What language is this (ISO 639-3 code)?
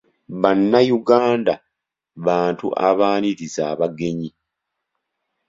lug